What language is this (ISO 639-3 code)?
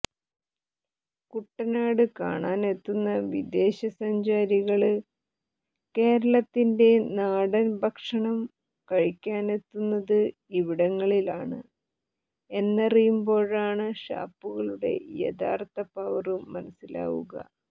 mal